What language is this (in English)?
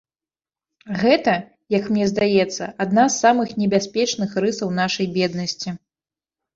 Belarusian